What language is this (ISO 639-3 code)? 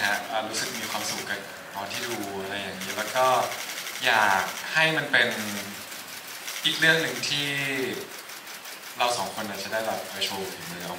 tha